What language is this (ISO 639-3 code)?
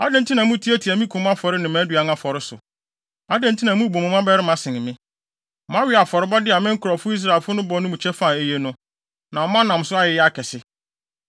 aka